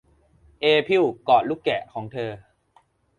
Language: Thai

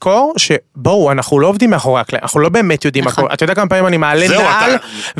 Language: Hebrew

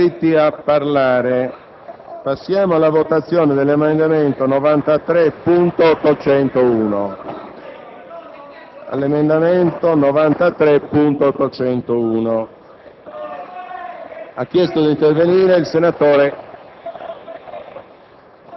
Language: Italian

